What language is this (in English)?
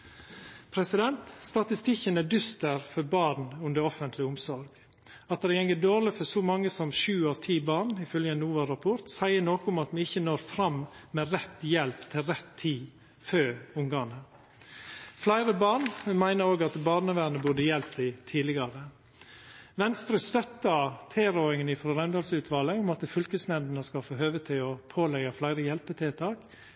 Norwegian Nynorsk